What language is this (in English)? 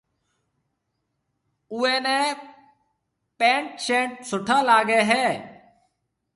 Marwari (Pakistan)